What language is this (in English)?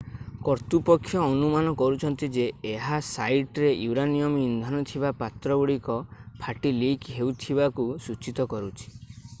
Odia